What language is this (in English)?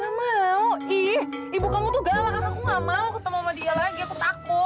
Indonesian